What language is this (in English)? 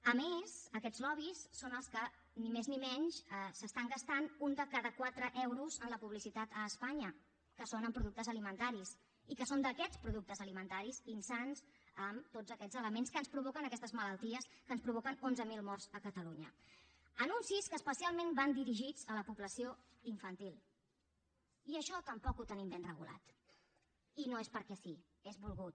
Catalan